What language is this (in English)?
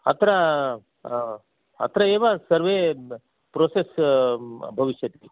Sanskrit